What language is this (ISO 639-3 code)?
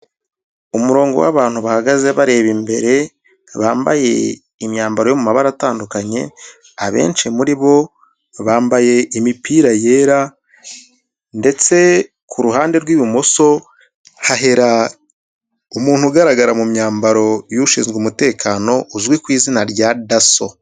kin